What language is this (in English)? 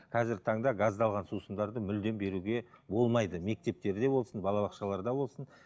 Kazakh